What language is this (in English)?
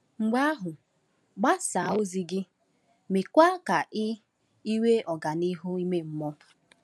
Igbo